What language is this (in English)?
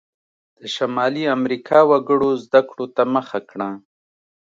Pashto